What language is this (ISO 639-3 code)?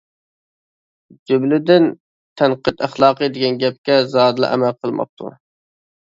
uig